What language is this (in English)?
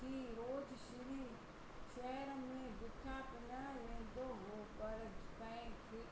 Sindhi